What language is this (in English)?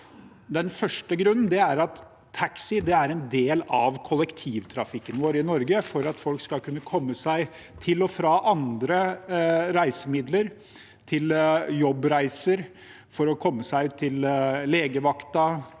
Norwegian